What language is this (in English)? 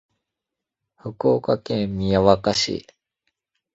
Japanese